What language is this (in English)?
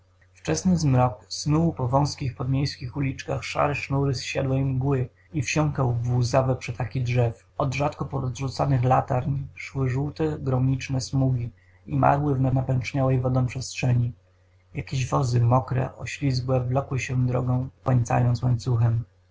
Polish